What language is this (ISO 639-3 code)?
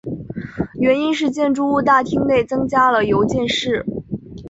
zho